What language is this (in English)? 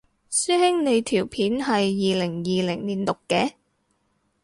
Cantonese